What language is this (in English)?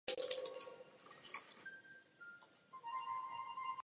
Czech